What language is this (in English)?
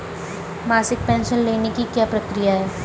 Hindi